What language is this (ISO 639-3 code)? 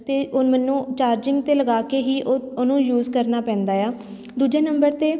pan